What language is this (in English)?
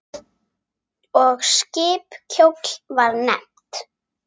Icelandic